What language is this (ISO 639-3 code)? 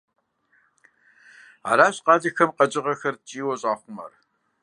kbd